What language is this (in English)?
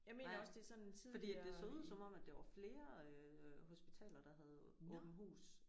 Danish